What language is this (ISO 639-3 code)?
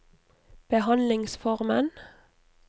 nor